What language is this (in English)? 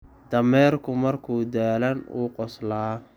Somali